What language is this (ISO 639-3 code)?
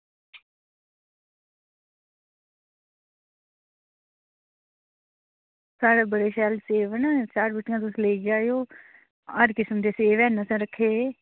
doi